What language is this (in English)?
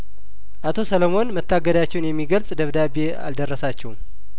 Amharic